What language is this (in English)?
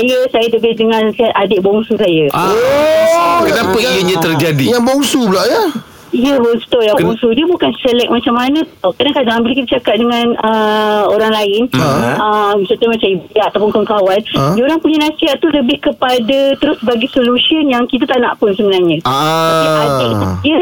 Malay